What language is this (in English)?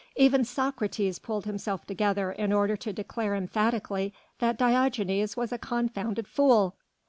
English